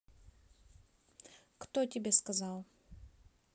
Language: Russian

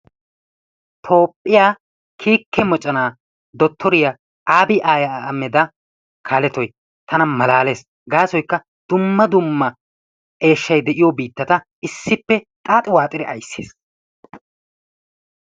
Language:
Wolaytta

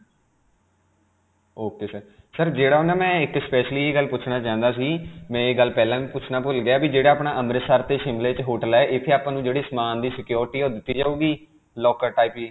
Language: Punjabi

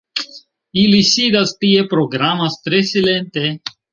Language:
Esperanto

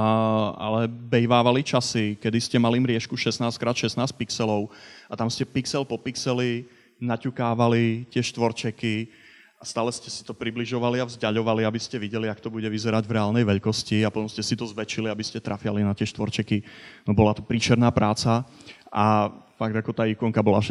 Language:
Slovak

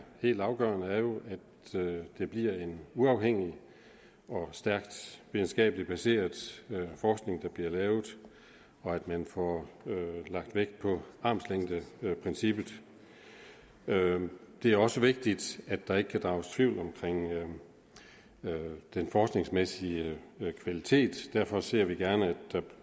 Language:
Danish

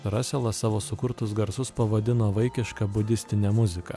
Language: Lithuanian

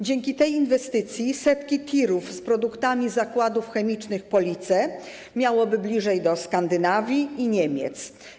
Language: Polish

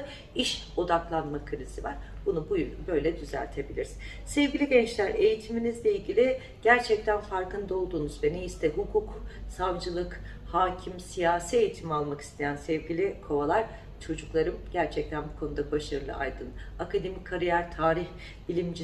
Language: Turkish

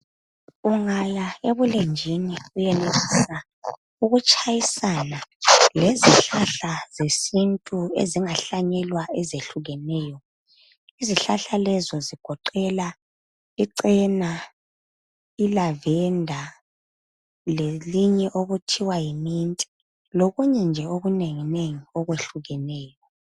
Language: North Ndebele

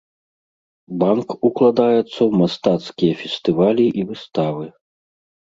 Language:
Belarusian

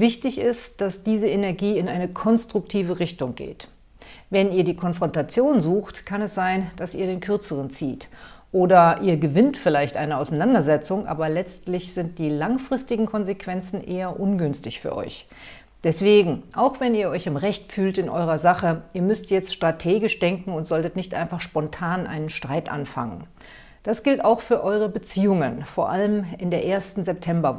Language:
German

